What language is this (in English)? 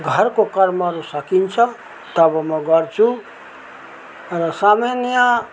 Nepali